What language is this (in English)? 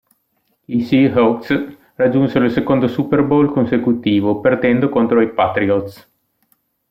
Italian